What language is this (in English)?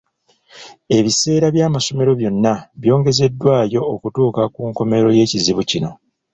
Ganda